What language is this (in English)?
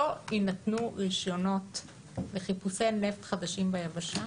Hebrew